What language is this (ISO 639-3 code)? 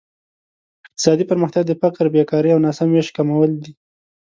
pus